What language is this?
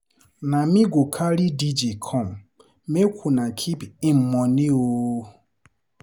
Nigerian Pidgin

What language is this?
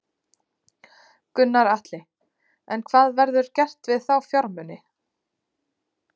Icelandic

